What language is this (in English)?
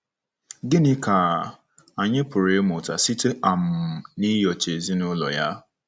Igbo